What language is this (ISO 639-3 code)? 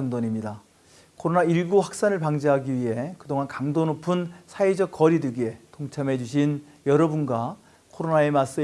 kor